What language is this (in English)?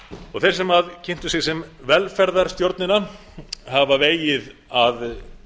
Icelandic